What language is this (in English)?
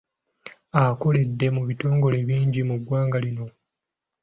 Ganda